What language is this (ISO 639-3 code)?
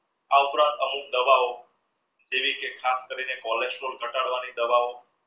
guj